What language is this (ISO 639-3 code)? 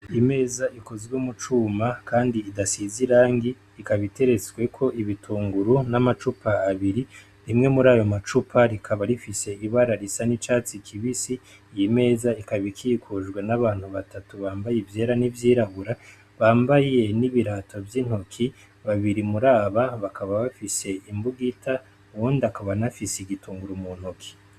run